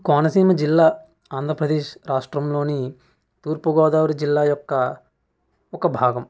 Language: Telugu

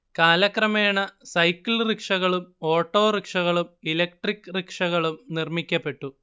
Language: Malayalam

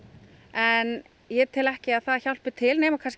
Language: Icelandic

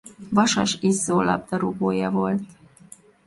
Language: Hungarian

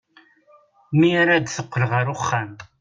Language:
Kabyle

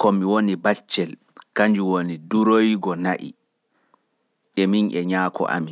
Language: Pular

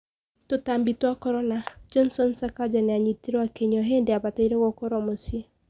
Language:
Kikuyu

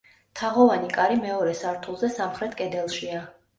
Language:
Georgian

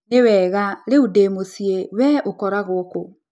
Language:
Kikuyu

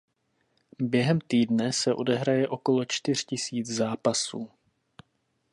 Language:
Czech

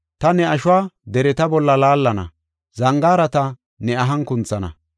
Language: Gofa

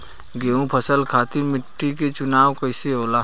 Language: Bhojpuri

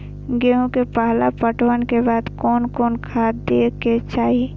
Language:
Maithili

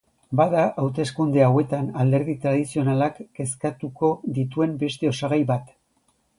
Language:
Basque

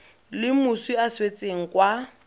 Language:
Tswana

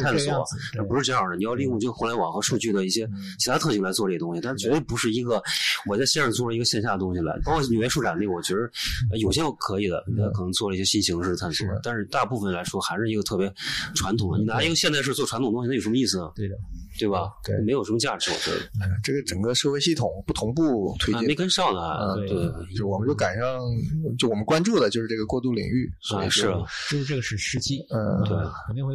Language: Chinese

